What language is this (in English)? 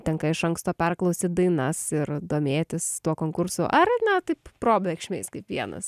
Lithuanian